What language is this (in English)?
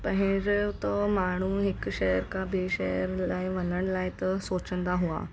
Sindhi